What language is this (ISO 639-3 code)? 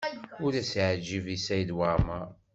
kab